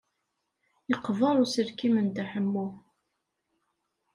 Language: Kabyle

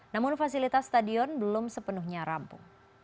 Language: Indonesian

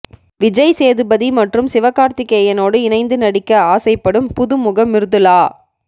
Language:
Tamil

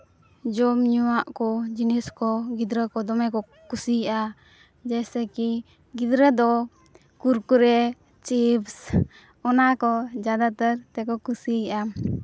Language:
Santali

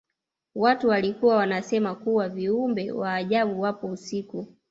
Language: Swahili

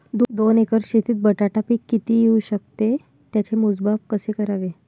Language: Marathi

